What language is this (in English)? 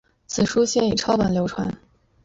Chinese